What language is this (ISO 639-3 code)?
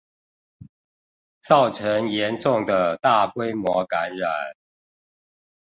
zho